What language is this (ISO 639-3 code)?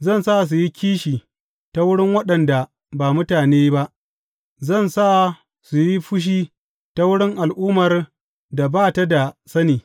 hau